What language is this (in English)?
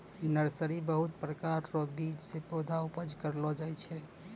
Maithili